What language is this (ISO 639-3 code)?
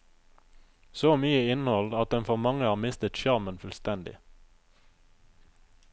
nor